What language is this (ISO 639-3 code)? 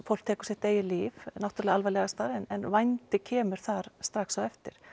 isl